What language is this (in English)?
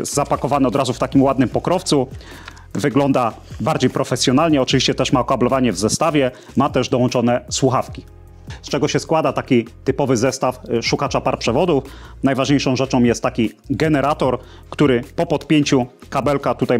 Polish